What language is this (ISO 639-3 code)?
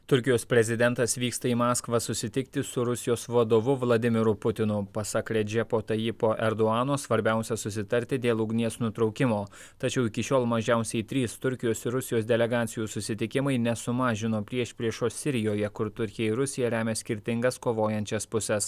lit